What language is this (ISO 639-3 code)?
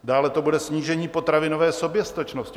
ces